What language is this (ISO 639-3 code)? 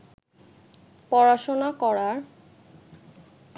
ben